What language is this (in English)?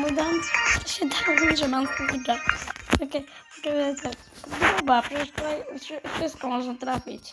Polish